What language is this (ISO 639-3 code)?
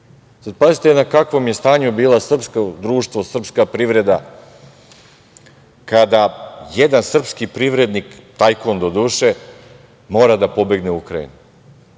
srp